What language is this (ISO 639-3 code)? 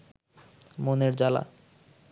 ben